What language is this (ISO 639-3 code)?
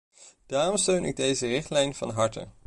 nld